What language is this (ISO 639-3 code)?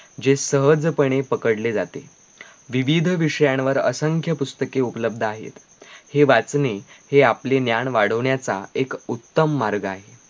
mar